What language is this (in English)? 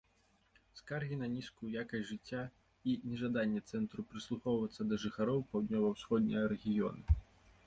Belarusian